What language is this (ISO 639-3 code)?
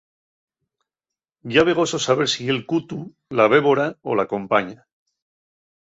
ast